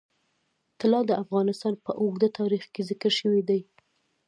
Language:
Pashto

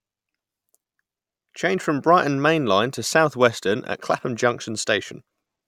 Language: English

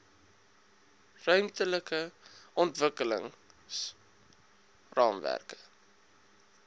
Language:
Afrikaans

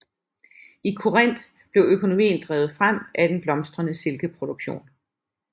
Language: Danish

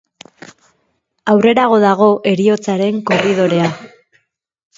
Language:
Basque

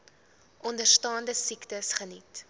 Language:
Afrikaans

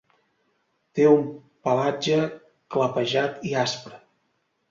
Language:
Catalan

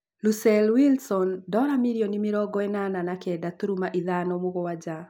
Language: Kikuyu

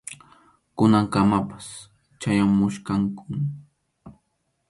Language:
Arequipa-La Unión Quechua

